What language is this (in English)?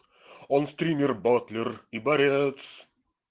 Russian